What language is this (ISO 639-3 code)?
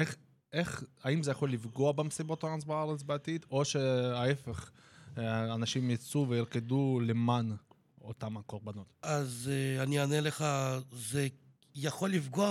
heb